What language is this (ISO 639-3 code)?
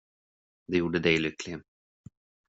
swe